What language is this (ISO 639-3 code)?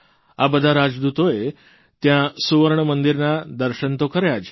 guj